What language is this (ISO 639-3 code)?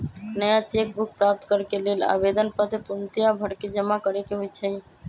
mag